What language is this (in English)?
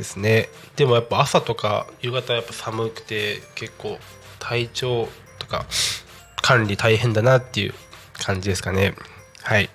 Japanese